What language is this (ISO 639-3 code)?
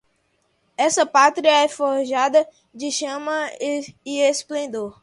por